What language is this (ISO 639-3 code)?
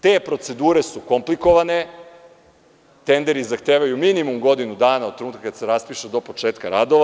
srp